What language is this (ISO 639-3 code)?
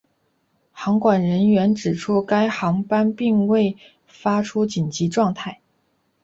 zho